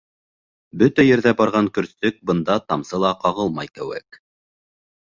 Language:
Bashkir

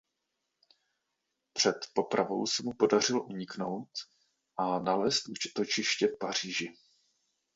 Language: Czech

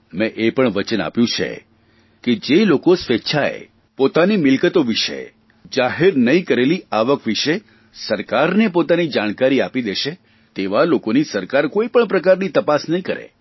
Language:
Gujarati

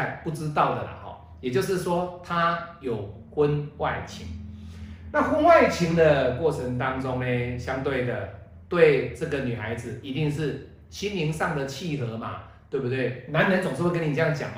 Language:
Chinese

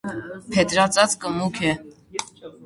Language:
Armenian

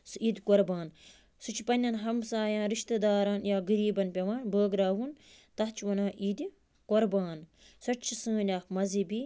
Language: Kashmiri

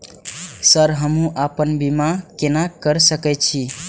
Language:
Maithili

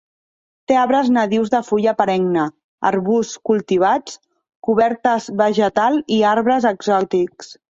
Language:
Catalan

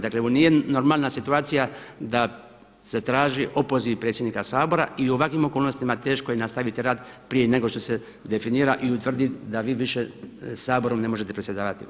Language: Croatian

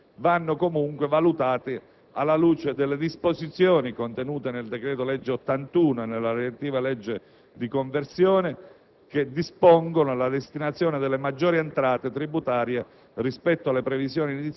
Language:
Italian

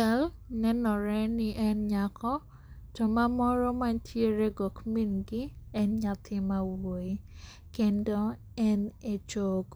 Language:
Luo (Kenya and Tanzania)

